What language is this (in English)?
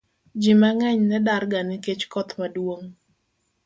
Luo (Kenya and Tanzania)